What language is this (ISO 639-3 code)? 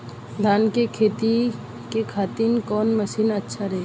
bho